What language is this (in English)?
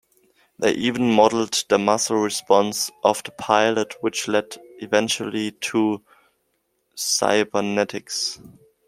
English